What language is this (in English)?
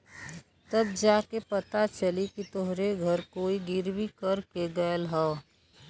Bhojpuri